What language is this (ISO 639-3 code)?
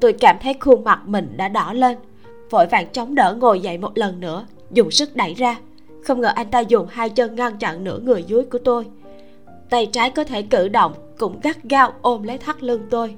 vie